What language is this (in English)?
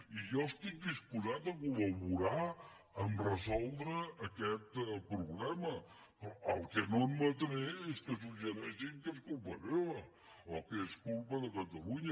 Catalan